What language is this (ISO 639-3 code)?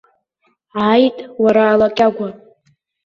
abk